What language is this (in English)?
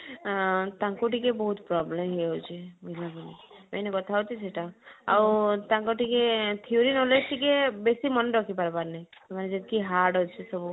Odia